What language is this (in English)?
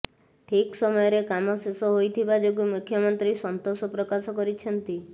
Odia